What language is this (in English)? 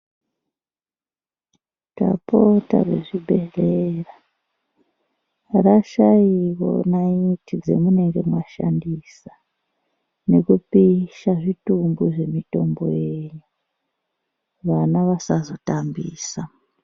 Ndau